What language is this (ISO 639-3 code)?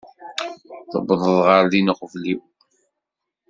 kab